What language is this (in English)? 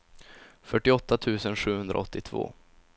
Swedish